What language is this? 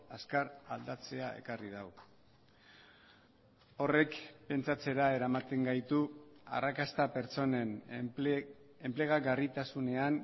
Basque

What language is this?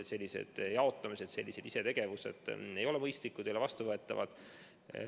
Estonian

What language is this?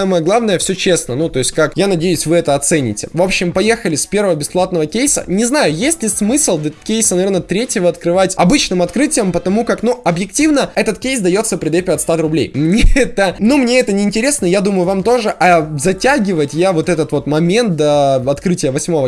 Russian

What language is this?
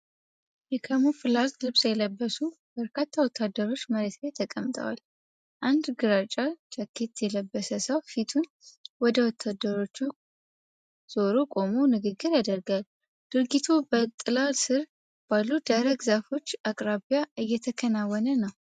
Amharic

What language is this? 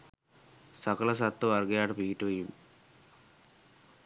Sinhala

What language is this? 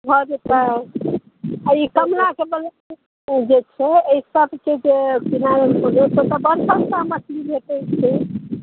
Maithili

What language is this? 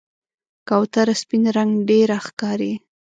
Pashto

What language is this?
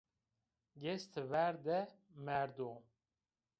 Zaza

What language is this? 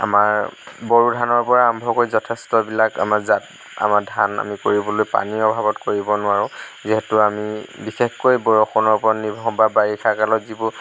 Assamese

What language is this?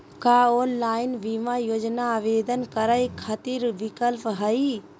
Magahi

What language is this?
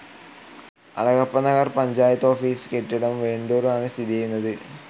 Malayalam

